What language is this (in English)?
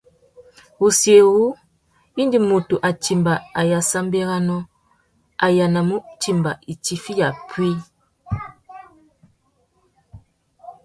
Tuki